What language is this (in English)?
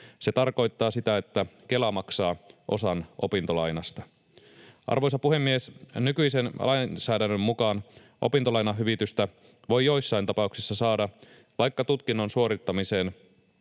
Finnish